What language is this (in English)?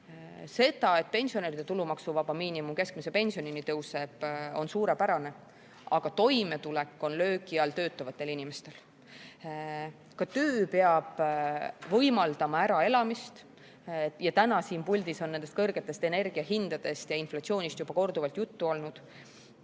Estonian